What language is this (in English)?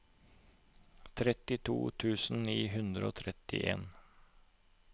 Norwegian